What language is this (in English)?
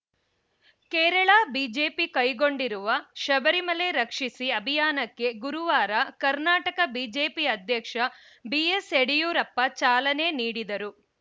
Kannada